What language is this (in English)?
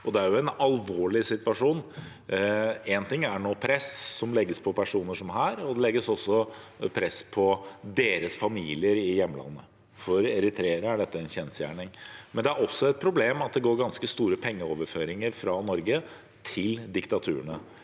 Norwegian